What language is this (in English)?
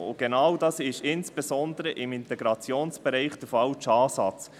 Swiss German